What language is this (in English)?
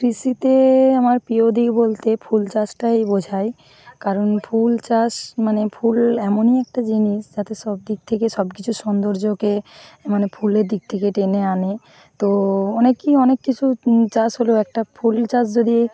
Bangla